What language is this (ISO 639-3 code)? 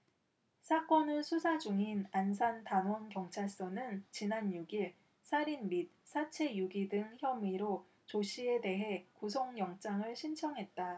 kor